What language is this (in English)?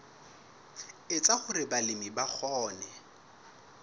Southern Sotho